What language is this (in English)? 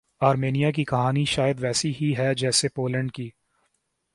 Urdu